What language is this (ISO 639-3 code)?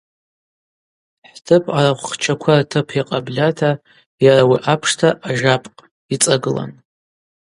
abq